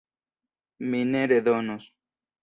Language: Esperanto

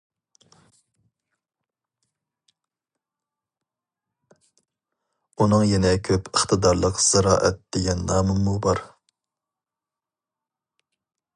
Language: Uyghur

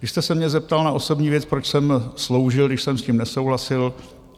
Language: Czech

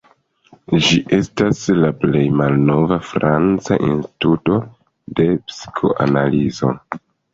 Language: Esperanto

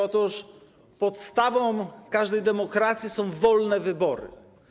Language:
Polish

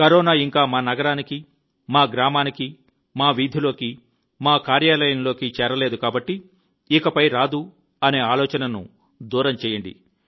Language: Telugu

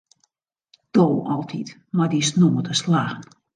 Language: Western Frisian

